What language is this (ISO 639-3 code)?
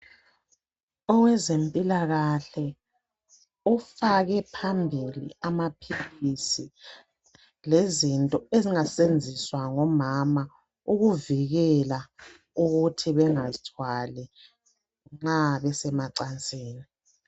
nde